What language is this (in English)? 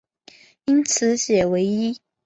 Chinese